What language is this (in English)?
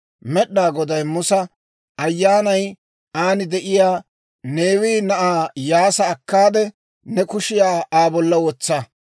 Dawro